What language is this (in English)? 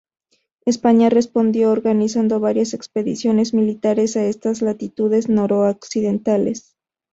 Spanish